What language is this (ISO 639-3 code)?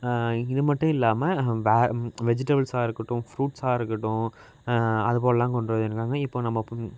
tam